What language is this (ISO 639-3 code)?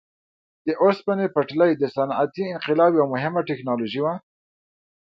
pus